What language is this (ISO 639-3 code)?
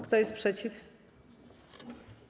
pol